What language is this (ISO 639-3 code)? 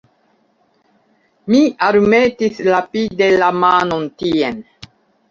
epo